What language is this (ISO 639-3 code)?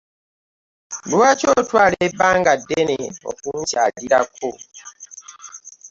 lug